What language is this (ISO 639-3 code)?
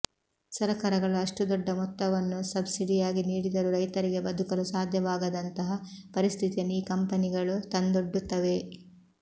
kan